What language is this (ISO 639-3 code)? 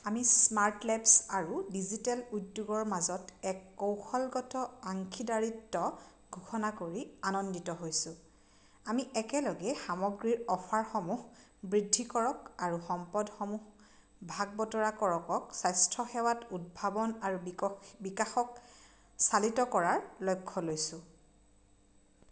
asm